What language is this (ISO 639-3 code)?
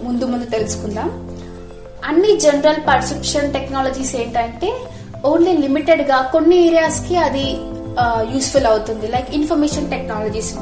tel